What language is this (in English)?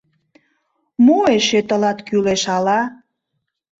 Mari